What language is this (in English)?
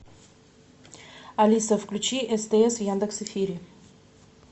Russian